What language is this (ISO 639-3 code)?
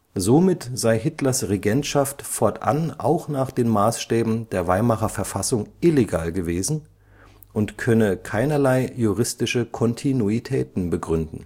deu